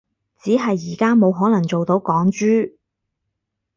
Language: Cantonese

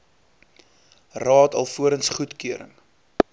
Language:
Afrikaans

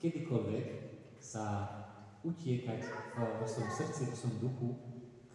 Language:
Slovak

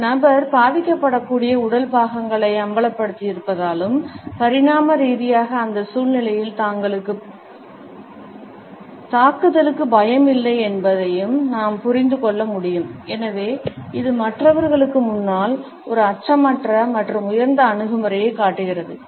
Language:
Tamil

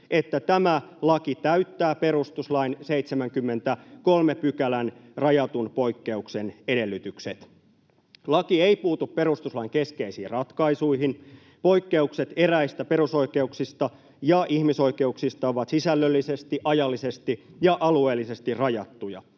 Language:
Finnish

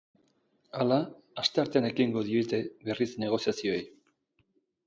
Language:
Basque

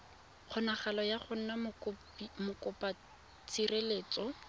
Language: Tswana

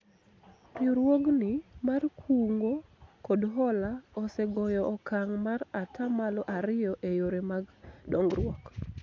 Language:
Luo (Kenya and Tanzania)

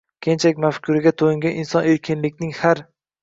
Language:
Uzbek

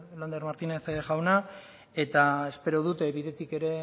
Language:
Basque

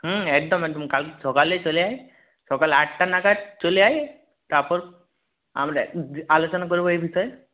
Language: Bangla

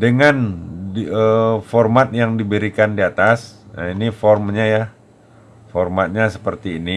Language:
Indonesian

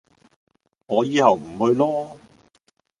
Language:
Cantonese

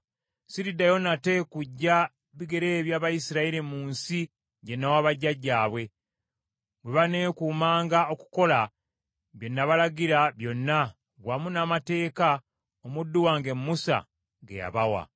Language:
Ganda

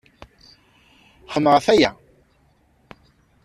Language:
Kabyle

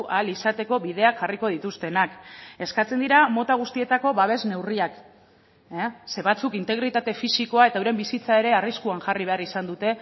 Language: Basque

